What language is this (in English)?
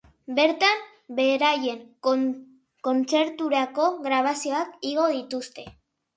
Basque